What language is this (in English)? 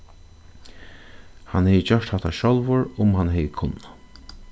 Faroese